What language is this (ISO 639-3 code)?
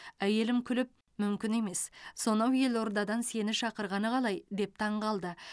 kaz